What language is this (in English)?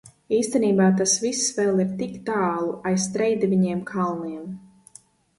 Latvian